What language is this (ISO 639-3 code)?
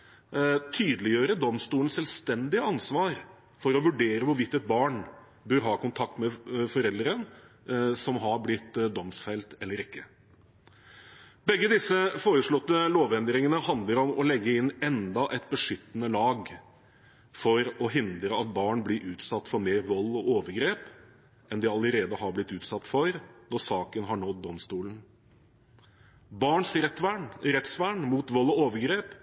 nob